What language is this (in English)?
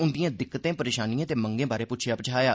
Dogri